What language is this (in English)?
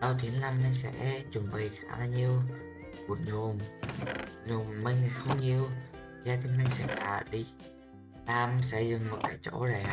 Vietnamese